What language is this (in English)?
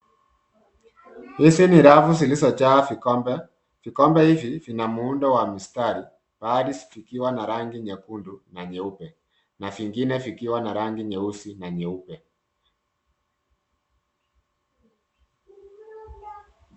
Swahili